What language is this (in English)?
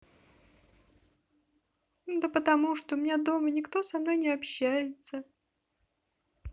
Russian